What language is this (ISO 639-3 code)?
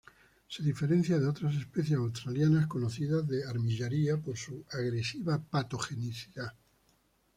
spa